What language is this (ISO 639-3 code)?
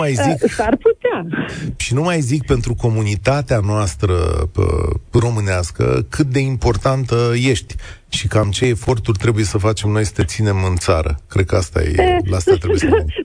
ron